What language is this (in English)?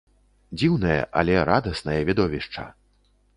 Belarusian